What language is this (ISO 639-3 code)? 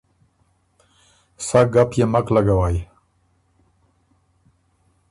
oru